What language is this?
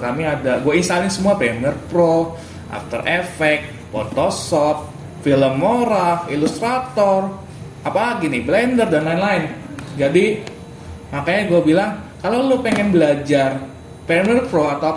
Indonesian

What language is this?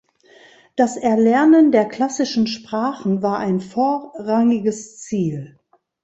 German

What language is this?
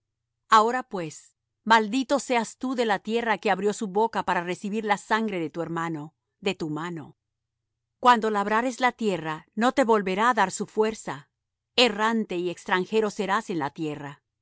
Spanish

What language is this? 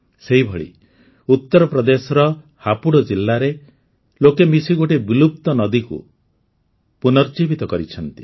Odia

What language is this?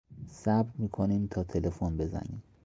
Persian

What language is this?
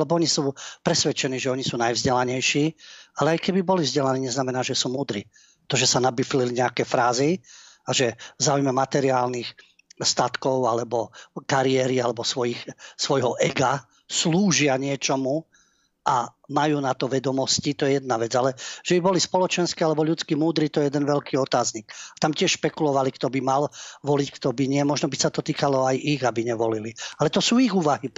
Slovak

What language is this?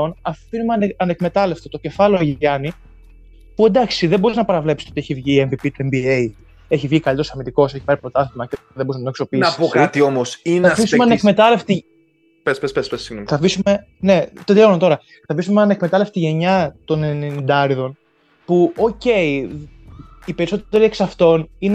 Greek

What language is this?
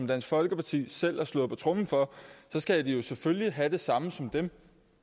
Danish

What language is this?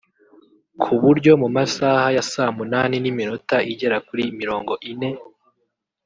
Kinyarwanda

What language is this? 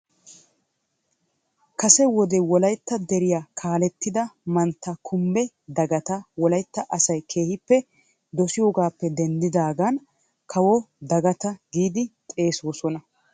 Wolaytta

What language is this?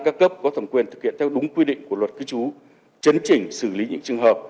Vietnamese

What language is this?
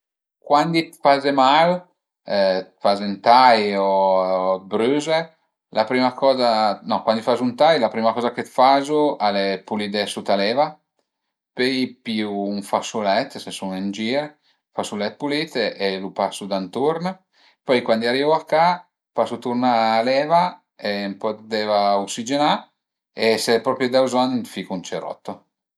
Piedmontese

